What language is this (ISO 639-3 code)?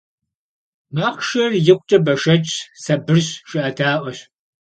kbd